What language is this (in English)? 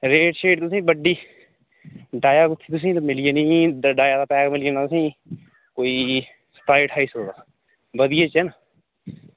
Dogri